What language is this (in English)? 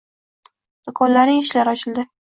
Uzbek